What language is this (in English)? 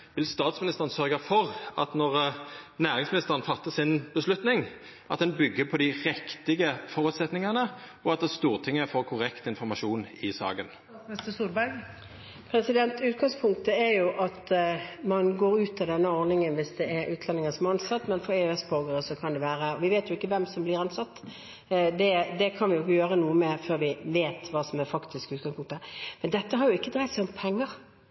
Norwegian